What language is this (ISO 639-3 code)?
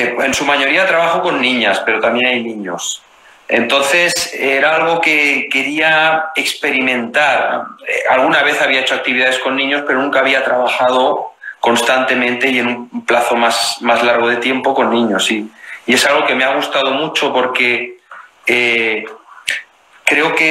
spa